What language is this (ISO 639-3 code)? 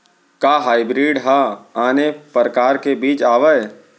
hne